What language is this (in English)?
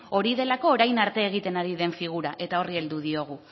Basque